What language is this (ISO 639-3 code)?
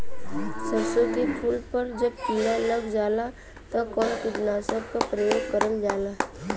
bho